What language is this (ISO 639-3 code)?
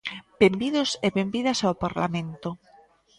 glg